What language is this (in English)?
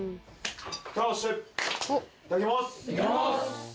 Japanese